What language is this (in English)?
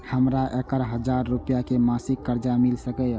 Maithili